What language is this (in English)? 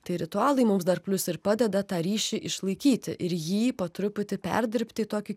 Lithuanian